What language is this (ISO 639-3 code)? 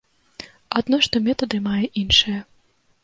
bel